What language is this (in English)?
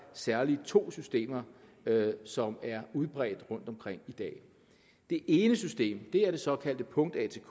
Danish